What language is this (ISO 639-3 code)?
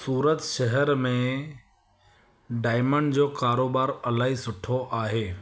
snd